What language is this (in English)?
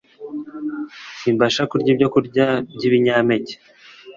Kinyarwanda